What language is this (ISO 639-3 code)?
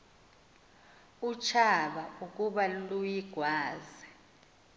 xho